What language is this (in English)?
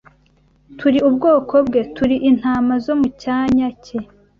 Kinyarwanda